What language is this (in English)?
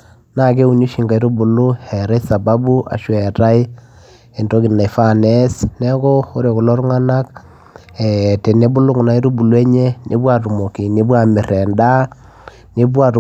Masai